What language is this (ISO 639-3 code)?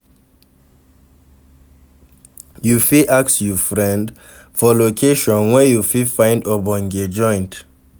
pcm